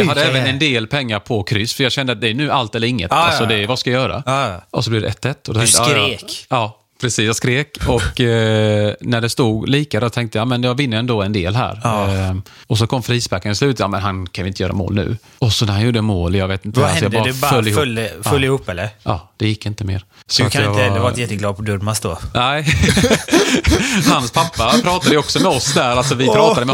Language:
Swedish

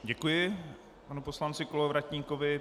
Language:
Czech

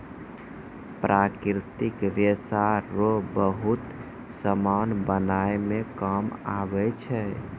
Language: Maithili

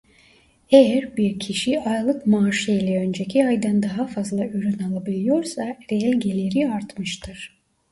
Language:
Turkish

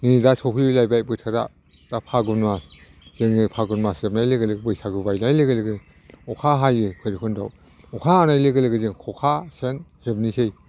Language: Bodo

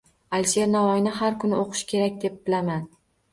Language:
Uzbek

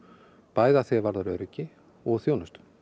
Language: Icelandic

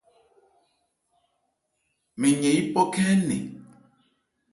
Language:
Ebrié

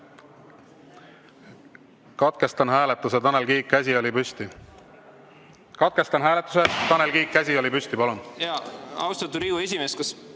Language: Estonian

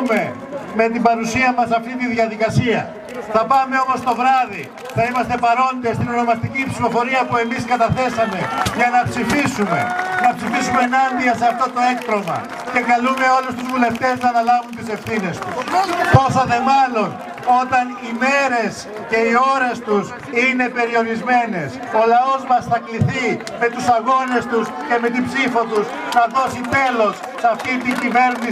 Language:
Greek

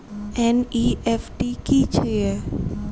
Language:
Maithili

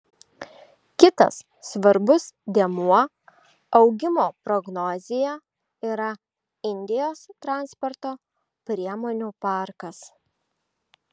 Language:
Lithuanian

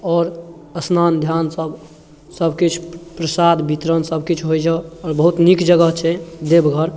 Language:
Maithili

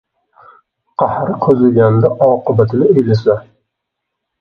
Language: Uzbek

